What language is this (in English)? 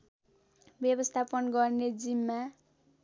Nepali